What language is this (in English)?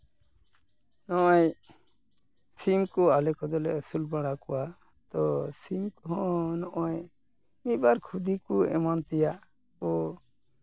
Santali